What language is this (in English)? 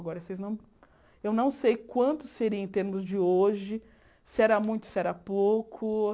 Portuguese